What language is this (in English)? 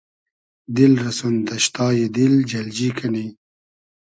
Hazaragi